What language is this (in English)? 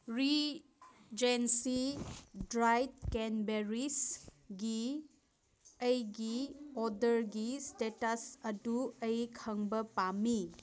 Manipuri